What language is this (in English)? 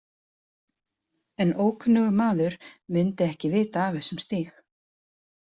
Icelandic